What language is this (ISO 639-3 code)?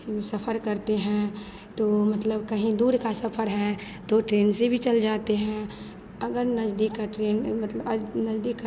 hin